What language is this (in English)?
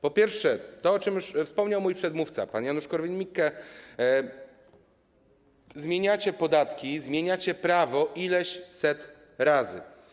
Polish